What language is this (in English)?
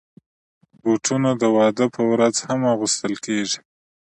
Pashto